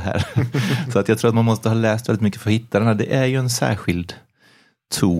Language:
Swedish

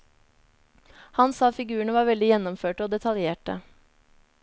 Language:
Norwegian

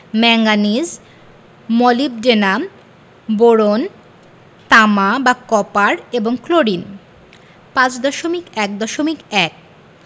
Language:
Bangla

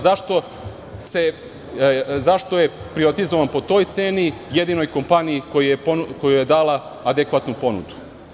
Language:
Serbian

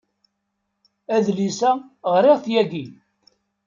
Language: Kabyle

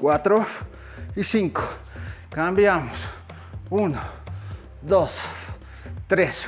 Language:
Spanish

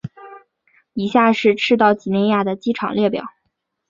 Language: Chinese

